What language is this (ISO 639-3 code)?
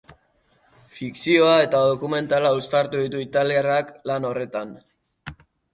eus